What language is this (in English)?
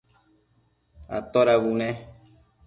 Matsés